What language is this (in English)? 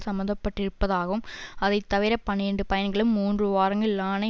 Tamil